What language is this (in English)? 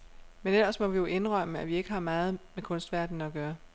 Danish